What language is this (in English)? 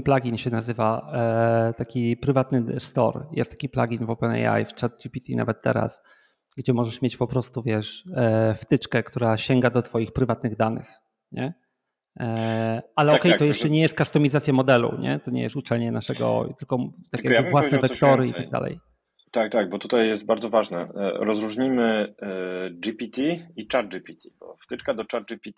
Polish